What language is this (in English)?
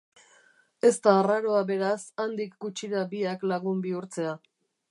Basque